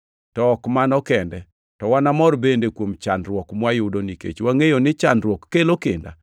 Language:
Luo (Kenya and Tanzania)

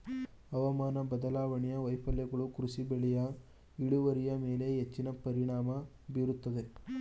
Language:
Kannada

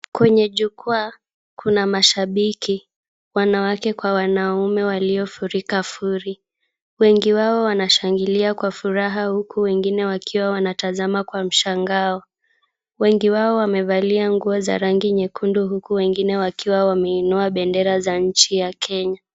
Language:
Swahili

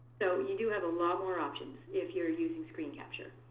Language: English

